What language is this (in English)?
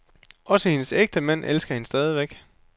Danish